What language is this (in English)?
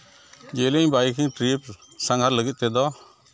Santali